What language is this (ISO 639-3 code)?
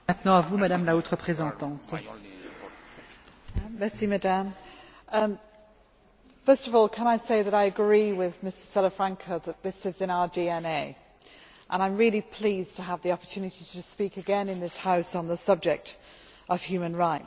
eng